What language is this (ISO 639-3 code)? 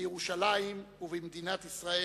heb